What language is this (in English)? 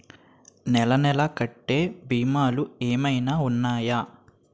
Telugu